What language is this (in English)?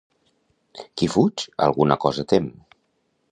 Catalan